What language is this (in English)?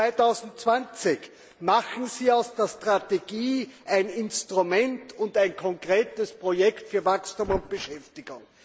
German